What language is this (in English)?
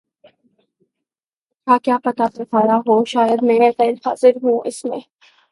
Urdu